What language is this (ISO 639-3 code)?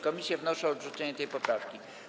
pol